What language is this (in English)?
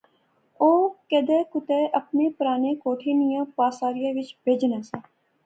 Pahari-Potwari